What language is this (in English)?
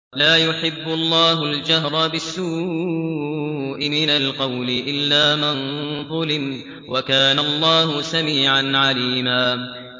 Arabic